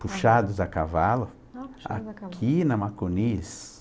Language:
Portuguese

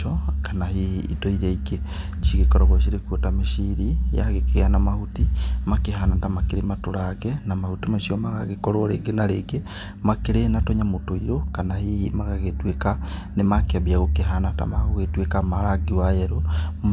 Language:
Kikuyu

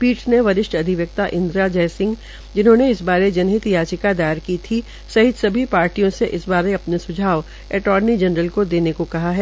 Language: Hindi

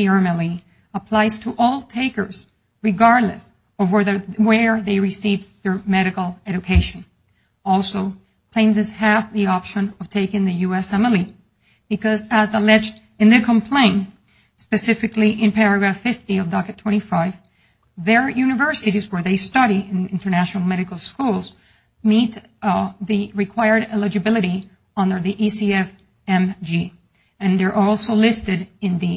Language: English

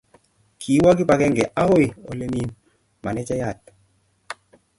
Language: Kalenjin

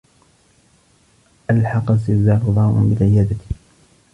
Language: Arabic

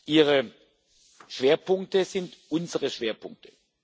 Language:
German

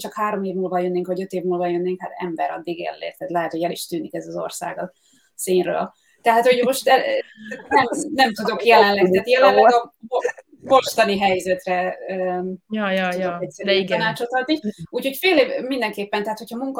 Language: Hungarian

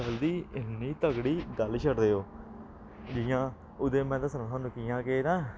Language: Dogri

